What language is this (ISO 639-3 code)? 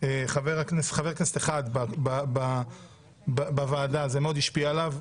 heb